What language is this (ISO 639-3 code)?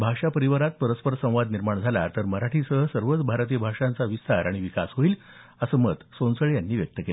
mar